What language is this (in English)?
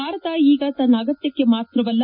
Kannada